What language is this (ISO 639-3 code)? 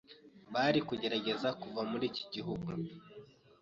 kin